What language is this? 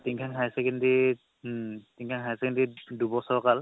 Assamese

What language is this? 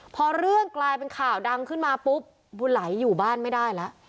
Thai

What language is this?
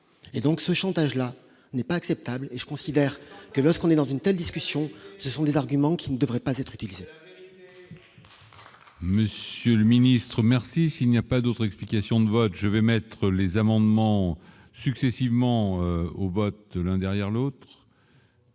French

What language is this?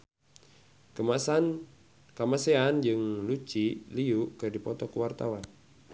Sundanese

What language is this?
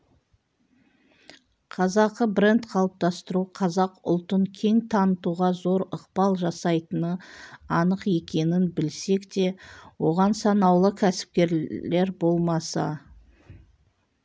Kazakh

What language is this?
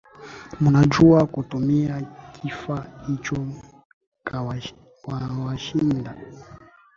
Swahili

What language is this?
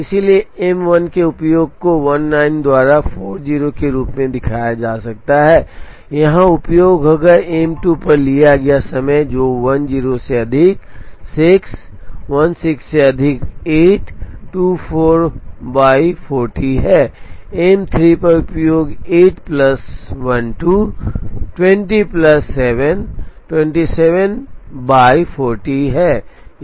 Hindi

